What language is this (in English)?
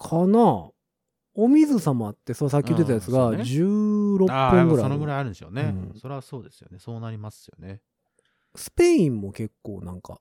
Japanese